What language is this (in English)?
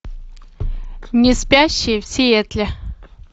Russian